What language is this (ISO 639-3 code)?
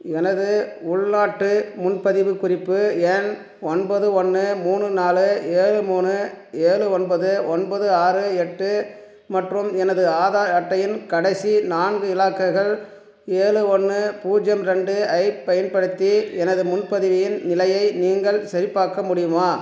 tam